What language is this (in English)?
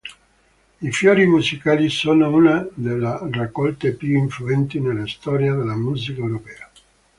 Italian